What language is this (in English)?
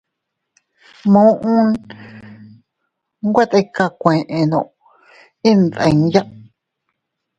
Teutila Cuicatec